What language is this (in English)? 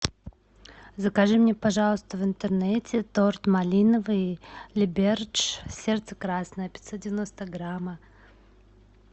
Russian